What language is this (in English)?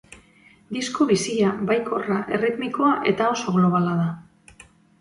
Basque